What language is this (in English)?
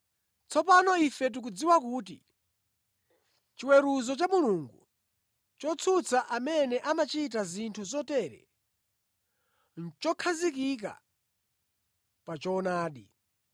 Nyanja